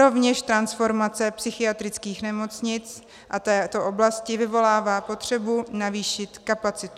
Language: Czech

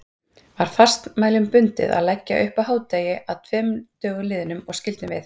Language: Icelandic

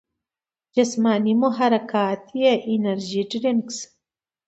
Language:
Pashto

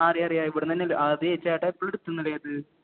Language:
Malayalam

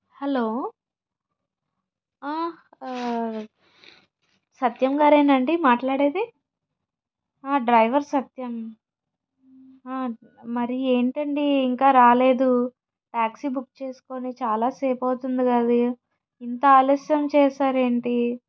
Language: Telugu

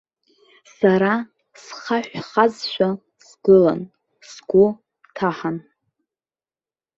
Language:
Abkhazian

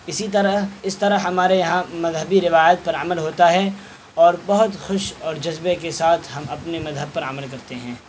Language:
Urdu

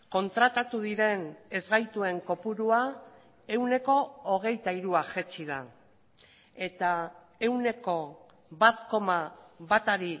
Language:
Basque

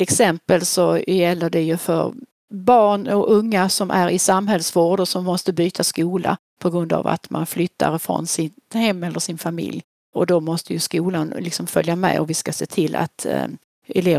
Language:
Swedish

